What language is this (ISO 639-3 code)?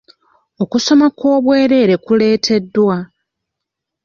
lug